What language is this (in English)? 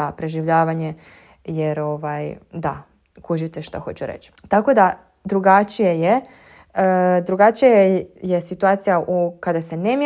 Croatian